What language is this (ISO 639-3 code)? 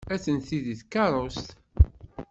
kab